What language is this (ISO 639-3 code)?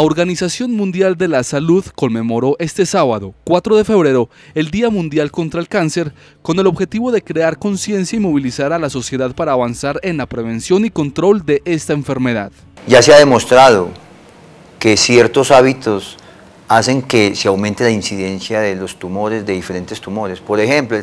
spa